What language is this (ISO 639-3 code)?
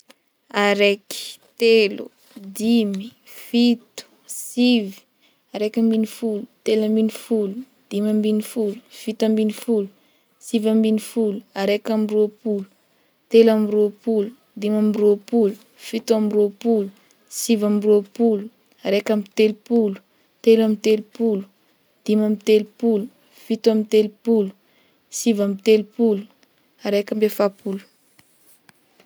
bmm